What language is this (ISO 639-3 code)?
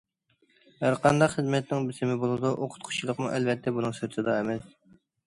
uig